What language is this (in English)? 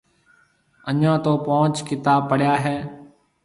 Marwari (Pakistan)